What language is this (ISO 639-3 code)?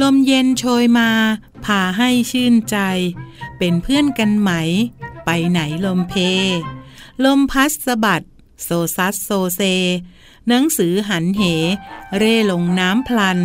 tha